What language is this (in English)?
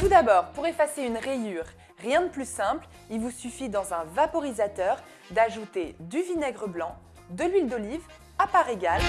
French